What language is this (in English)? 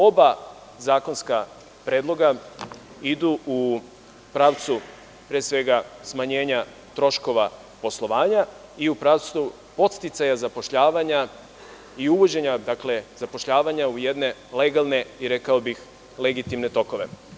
Serbian